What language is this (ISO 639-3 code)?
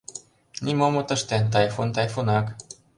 chm